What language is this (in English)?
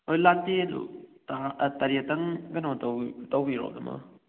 Manipuri